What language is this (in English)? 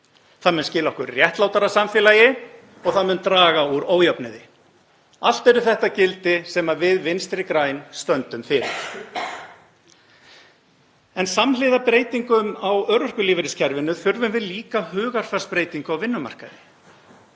Icelandic